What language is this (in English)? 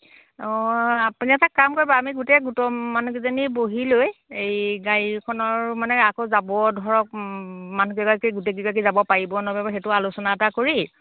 Assamese